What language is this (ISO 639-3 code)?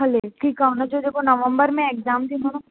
snd